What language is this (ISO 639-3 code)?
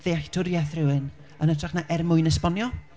cym